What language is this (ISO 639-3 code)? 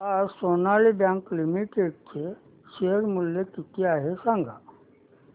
mar